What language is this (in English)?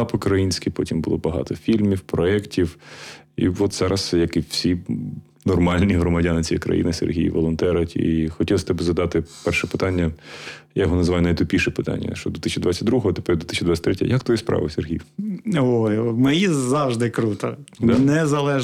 Ukrainian